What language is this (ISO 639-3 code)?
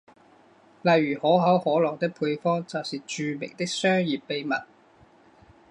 zho